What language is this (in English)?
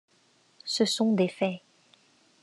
French